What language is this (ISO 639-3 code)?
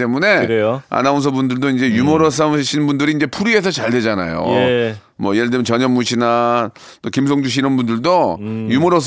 kor